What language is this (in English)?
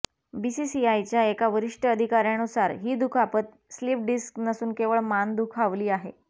Marathi